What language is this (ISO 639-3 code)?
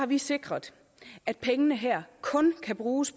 dan